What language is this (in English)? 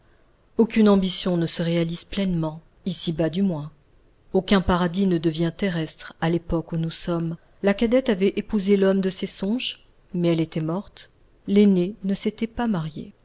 French